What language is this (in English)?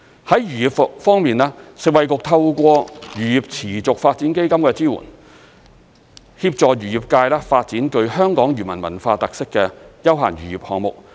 Cantonese